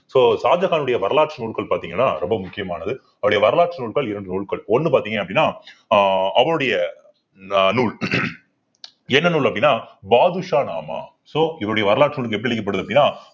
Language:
Tamil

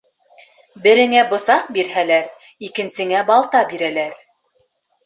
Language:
Bashkir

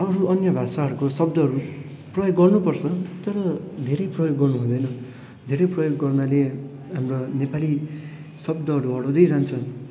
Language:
Nepali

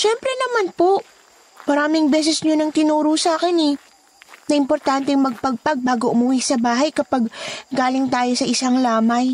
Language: Filipino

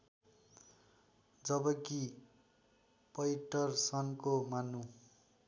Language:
Nepali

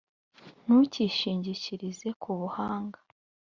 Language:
Kinyarwanda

